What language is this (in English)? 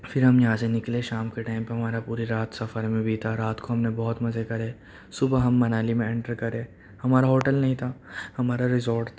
Urdu